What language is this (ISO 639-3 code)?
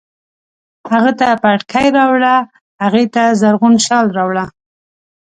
pus